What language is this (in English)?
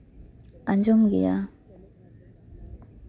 Santali